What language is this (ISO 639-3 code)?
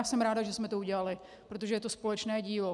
ces